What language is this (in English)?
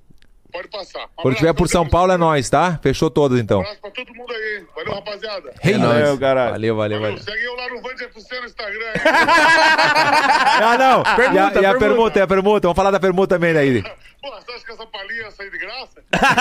Portuguese